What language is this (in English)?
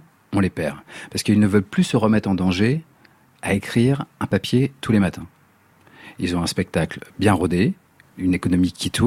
French